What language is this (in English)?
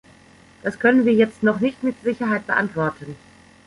German